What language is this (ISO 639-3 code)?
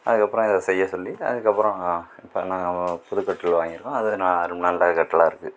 tam